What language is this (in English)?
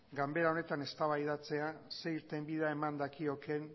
Basque